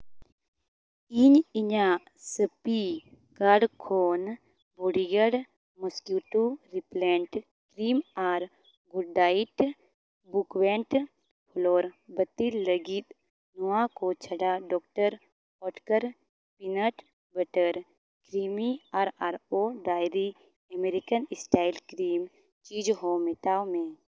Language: Santali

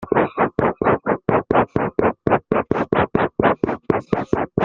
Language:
French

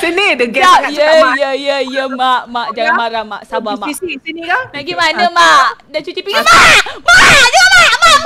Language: Malay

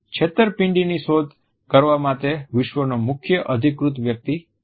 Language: Gujarati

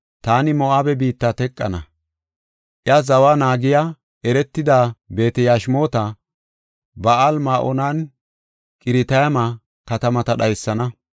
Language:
Gofa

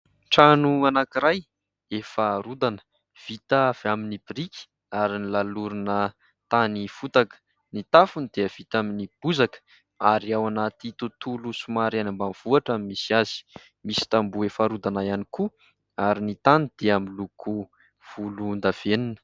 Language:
Malagasy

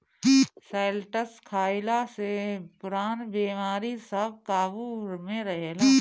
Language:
Bhojpuri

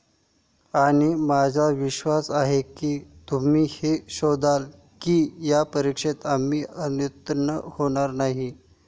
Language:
Marathi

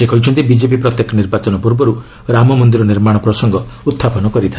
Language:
Odia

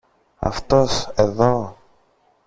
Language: Greek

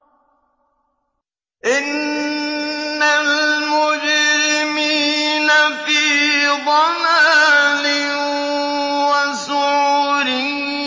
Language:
Arabic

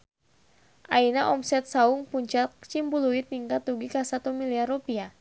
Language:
Sundanese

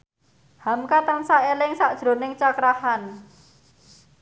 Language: Javanese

